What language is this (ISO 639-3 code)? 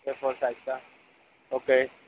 hin